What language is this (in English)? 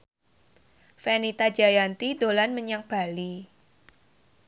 Javanese